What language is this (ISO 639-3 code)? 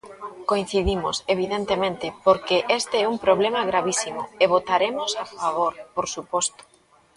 glg